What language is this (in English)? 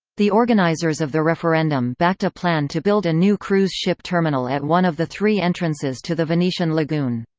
English